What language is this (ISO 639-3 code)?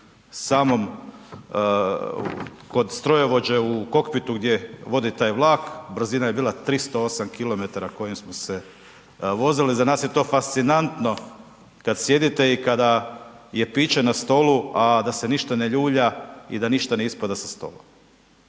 hrv